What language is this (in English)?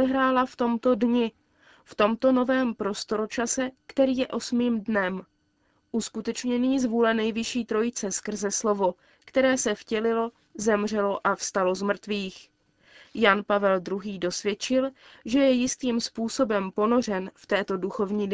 Czech